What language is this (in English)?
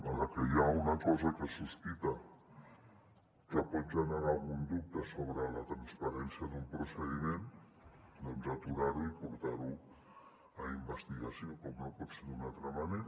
Catalan